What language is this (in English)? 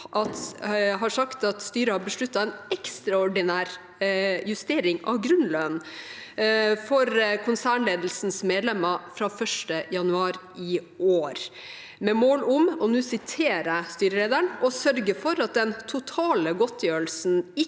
Norwegian